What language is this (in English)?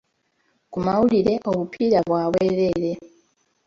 Ganda